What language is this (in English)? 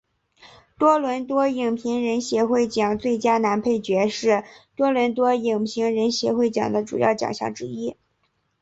Chinese